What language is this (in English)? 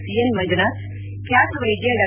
Kannada